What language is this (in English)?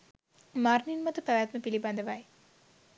Sinhala